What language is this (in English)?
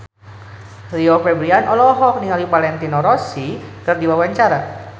Sundanese